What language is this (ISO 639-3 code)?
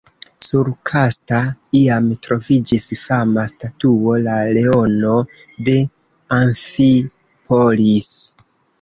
epo